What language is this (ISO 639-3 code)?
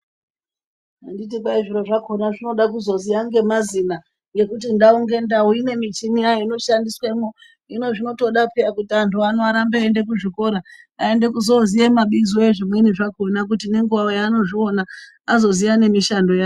ndc